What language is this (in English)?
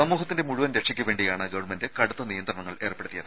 Malayalam